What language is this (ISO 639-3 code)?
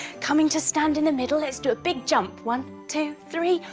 eng